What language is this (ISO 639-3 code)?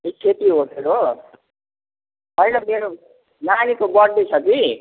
nep